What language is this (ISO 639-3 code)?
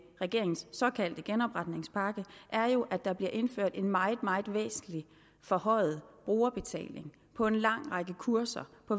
dan